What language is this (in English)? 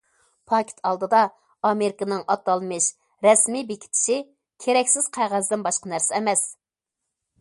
Uyghur